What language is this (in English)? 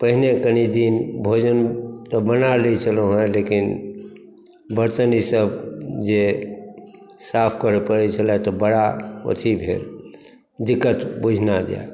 Maithili